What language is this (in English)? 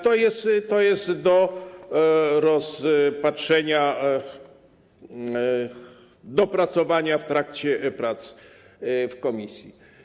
Polish